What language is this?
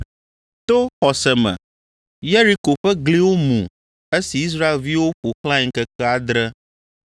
Ewe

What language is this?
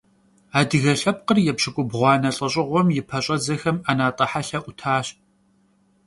Kabardian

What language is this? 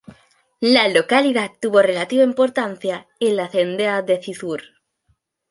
Spanish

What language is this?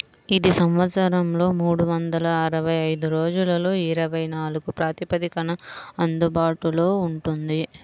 Telugu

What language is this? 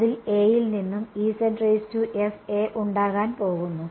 Malayalam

